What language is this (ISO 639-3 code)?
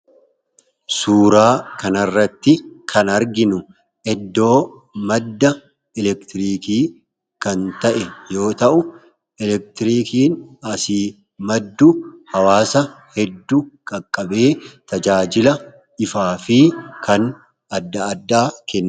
orm